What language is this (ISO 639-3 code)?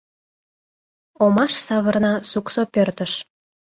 chm